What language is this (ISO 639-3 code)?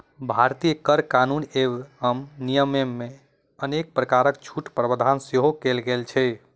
mai